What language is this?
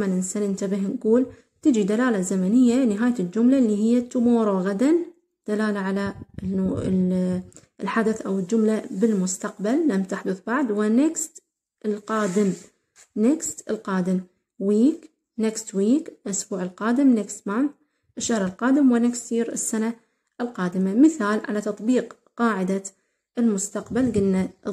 Arabic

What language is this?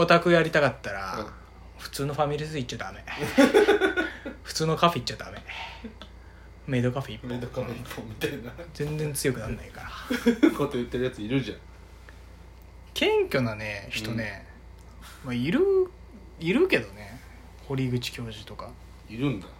Japanese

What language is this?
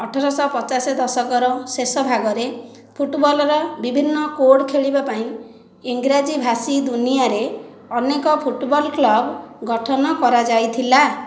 Odia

